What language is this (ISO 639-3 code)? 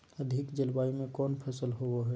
mag